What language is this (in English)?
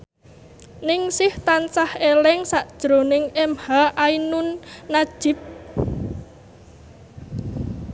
Javanese